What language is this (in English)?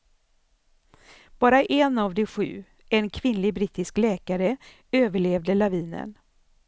Swedish